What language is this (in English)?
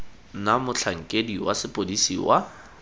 Tswana